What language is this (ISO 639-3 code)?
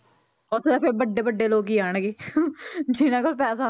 pan